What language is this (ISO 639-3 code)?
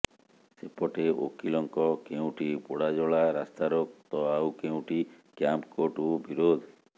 ori